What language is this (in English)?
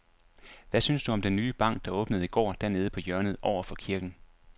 Danish